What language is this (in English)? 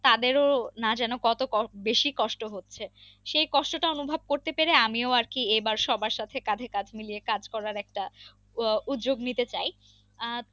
Bangla